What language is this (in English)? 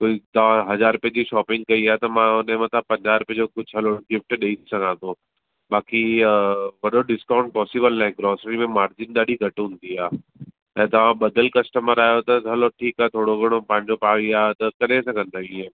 Sindhi